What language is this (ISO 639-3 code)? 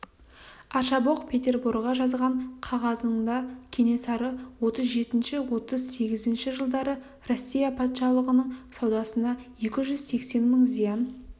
kaz